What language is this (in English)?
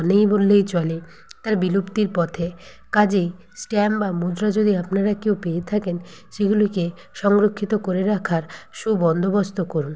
Bangla